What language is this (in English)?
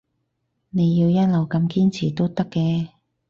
Cantonese